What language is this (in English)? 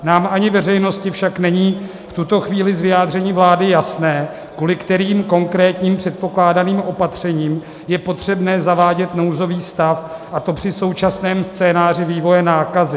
Czech